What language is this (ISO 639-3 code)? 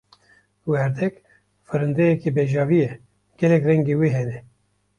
kur